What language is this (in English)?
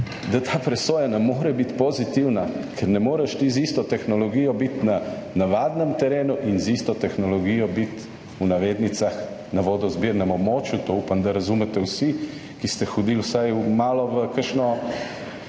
Slovenian